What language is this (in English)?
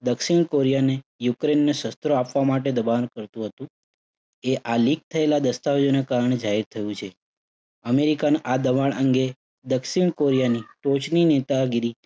Gujarati